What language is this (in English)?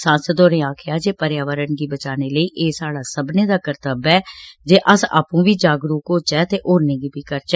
Dogri